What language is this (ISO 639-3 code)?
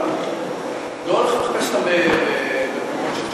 heb